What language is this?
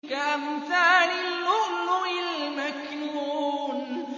Arabic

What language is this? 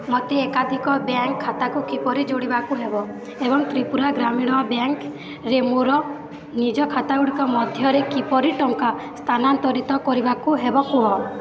Odia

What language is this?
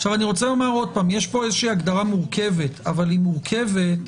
Hebrew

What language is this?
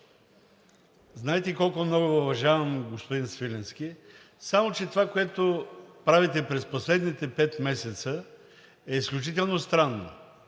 Bulgarian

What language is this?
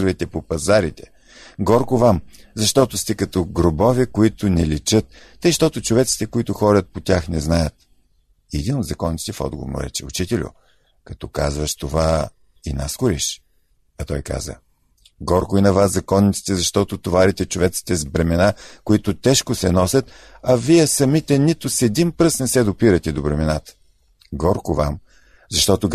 Bulgarian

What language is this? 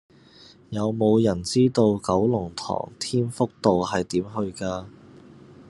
Cantonese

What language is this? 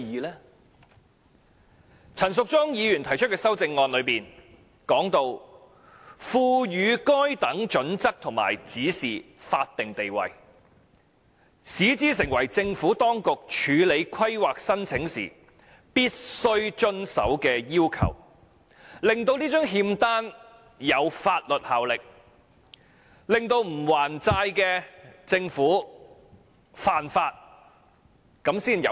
Cantonese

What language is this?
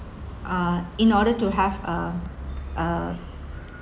English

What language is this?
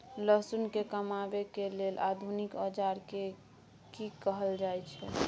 Maithili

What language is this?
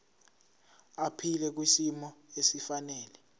Zulu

